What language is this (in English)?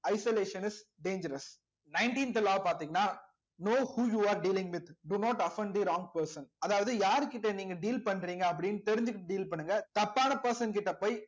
Tamil